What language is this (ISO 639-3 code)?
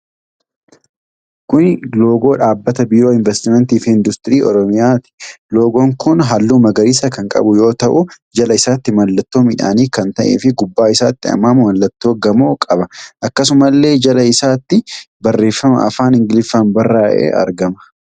orm